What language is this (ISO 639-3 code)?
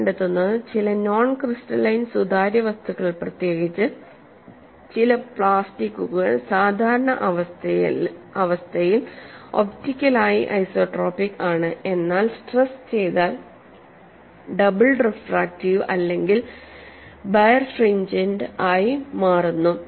mal